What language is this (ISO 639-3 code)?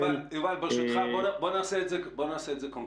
heb